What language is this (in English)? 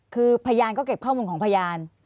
Thai